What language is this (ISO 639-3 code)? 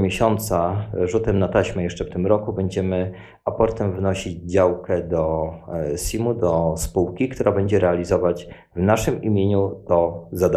pol